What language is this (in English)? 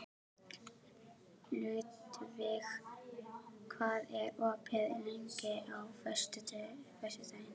Icelandic